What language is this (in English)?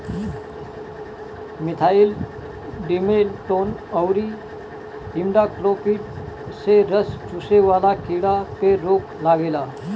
Bhojpuri